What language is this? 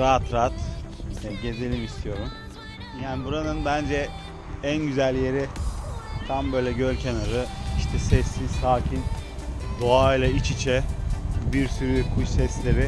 Turkish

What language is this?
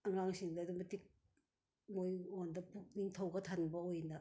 Manipuri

